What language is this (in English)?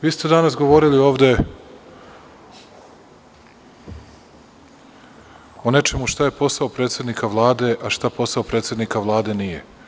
Serbian